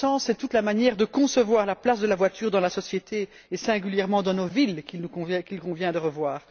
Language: French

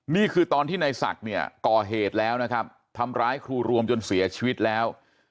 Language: Thai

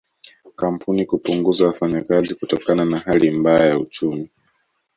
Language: Swahili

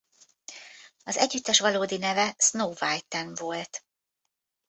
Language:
Hungarian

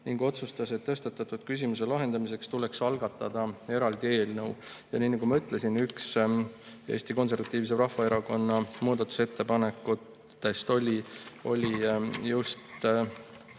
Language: Estonian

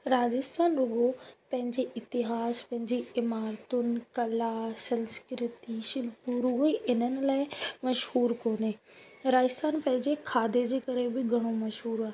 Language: Sindhi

